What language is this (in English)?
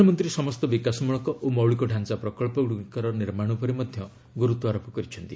Odia